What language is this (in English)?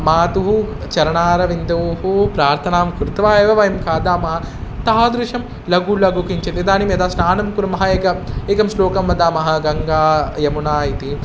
Sanskrit